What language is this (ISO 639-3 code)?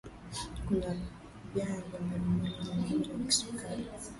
swa